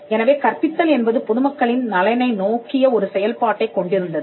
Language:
Tamil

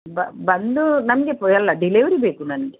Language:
Kannada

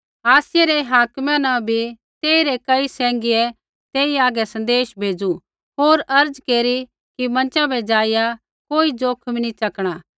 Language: Kullu Pahari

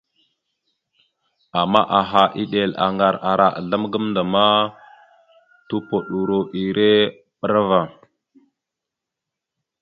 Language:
Mada (Cameroon)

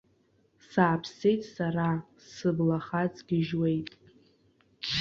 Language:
Abkhazian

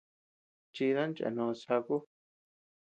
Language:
Tepeuxila Cuicatec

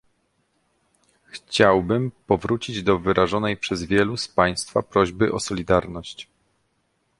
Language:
Polish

